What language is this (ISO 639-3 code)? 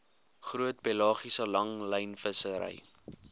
afr